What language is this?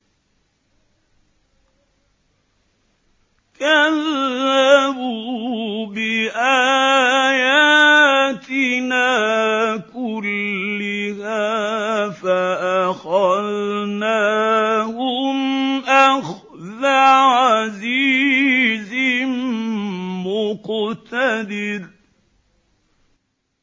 Arabic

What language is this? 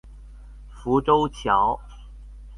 Chinese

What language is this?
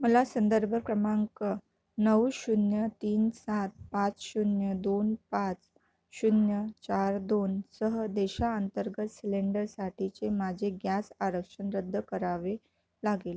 Marathi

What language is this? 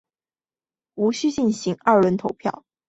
Chinese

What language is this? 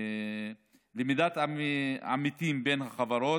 Hebrew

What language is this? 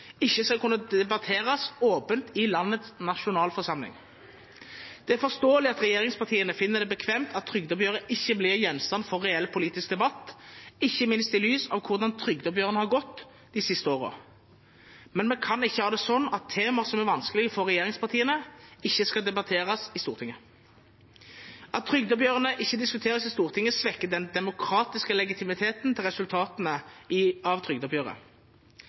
Norwegian Bokmål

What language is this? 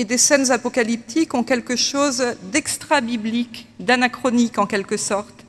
French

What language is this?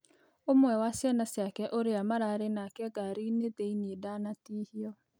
Kikuyu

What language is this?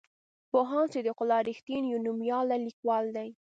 Pashto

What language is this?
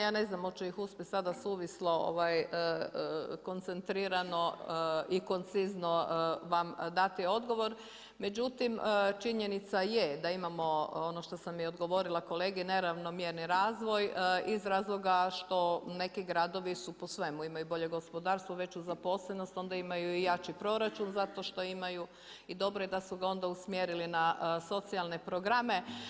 Croatian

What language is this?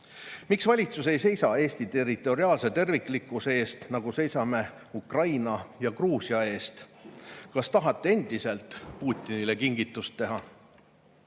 Estonian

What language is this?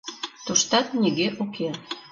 Mari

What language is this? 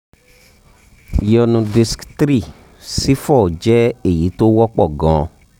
Yoruba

